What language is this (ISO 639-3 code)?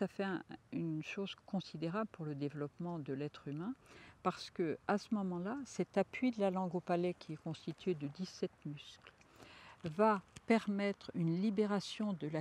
fra